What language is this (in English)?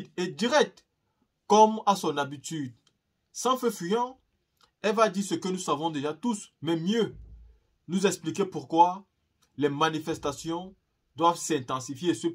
French